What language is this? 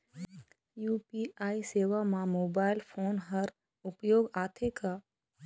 Chhattisgarhi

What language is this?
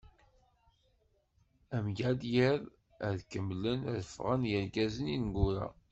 Kabyle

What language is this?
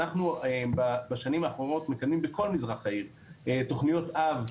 Hebrew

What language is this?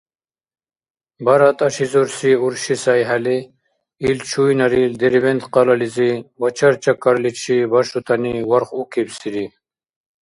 Dargwa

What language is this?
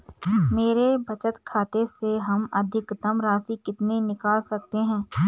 Hindi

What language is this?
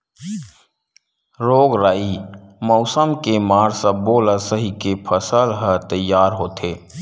Chhattisgarhi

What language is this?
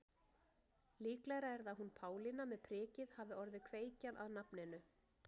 Icelandic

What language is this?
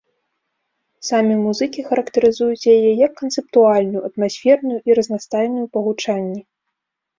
Belarusian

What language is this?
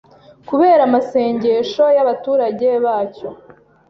Kinyarwanda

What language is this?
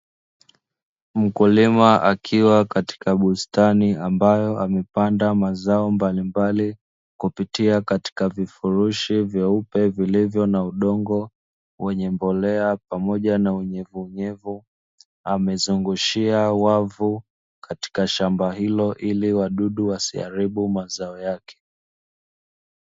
Swahili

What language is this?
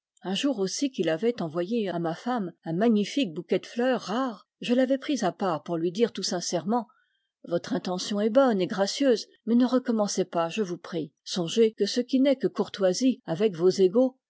French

